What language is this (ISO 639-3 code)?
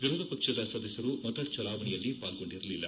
kan